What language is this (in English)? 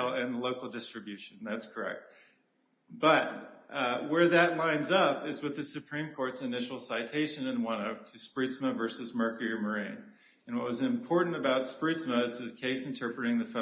English